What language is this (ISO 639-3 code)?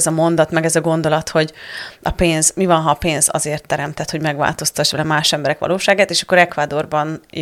hun